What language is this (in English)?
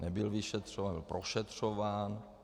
Czech